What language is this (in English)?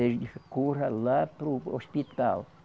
Portuguese